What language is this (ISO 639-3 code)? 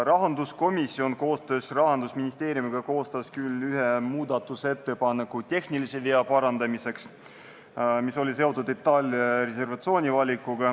est